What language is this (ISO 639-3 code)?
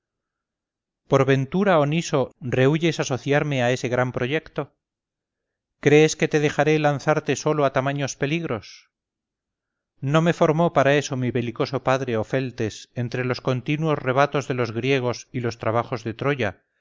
spa